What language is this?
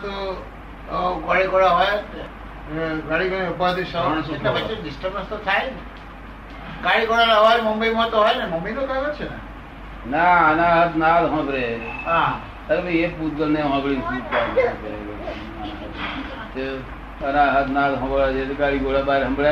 Gujarati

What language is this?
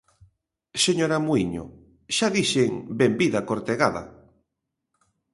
Galician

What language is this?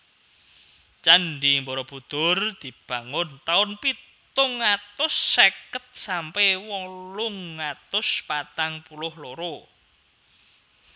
Javanese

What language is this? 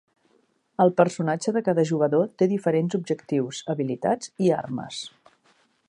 Catalan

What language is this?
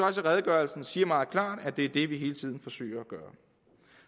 Danish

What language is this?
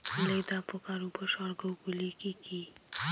Bangla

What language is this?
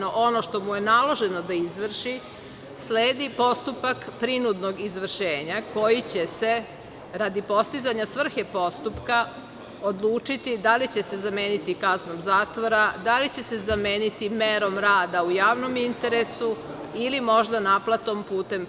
Serbian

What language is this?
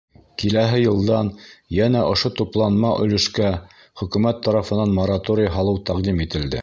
Bashkir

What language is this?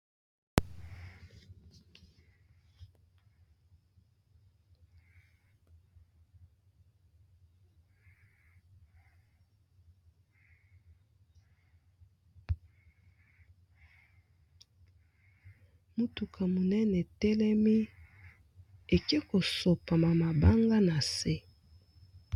Lingala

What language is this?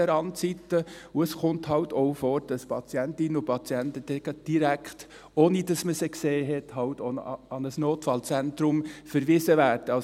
Swiss German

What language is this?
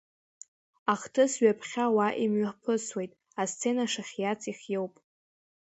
Abkhazian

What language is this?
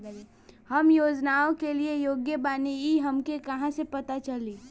Bhojpuri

